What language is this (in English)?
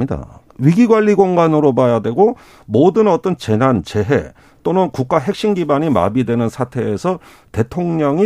Korean